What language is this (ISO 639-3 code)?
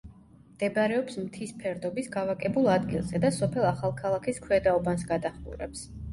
kat